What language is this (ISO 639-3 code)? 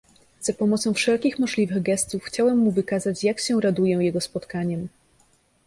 pol